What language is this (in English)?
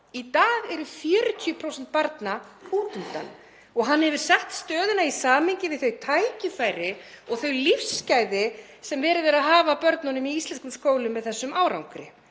Icelandic